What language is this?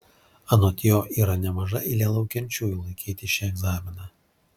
Lithuanian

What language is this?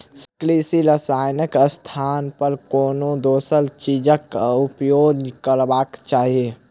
Maithili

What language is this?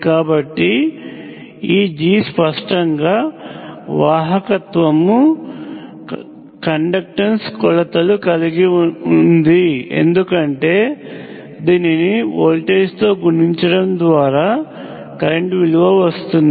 Telugu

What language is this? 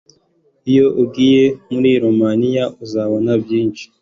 Kinyarwanda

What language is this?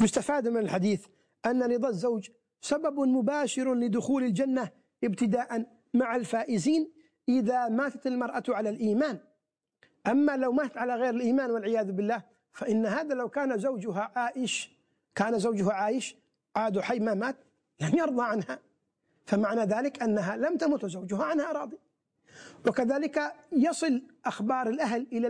Arabic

